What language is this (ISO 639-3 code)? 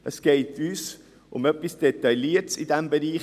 gsw